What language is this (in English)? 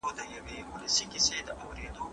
Pashto